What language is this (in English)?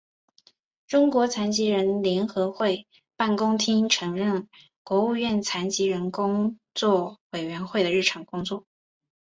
Chinese